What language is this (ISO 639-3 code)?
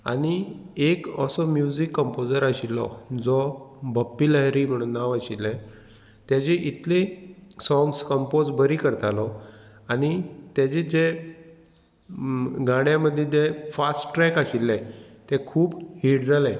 kok